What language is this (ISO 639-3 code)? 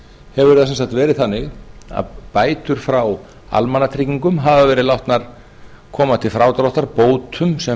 isl